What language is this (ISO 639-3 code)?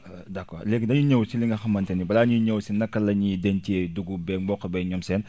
wol